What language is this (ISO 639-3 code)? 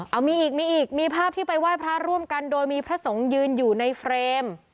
tha